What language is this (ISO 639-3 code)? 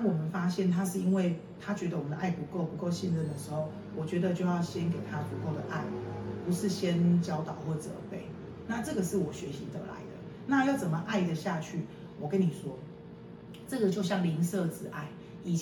zho